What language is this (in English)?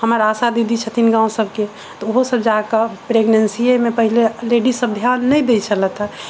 Maithili